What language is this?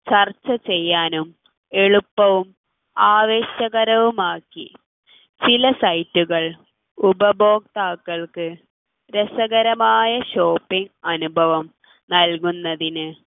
Malayalam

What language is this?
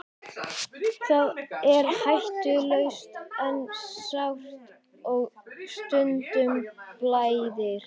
Icelandic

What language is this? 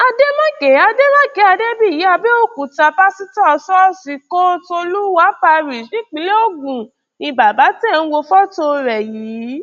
Yoruba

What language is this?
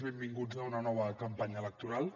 Catalan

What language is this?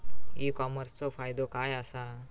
Marathi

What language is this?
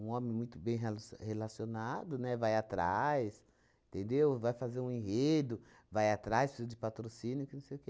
Portuguese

